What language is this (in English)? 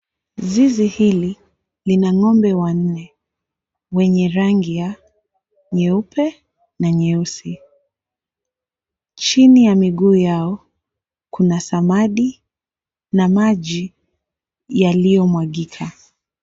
Swahili